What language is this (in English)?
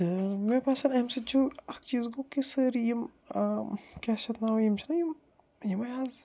Kashmiri